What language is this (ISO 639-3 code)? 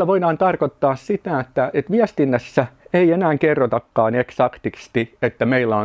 fin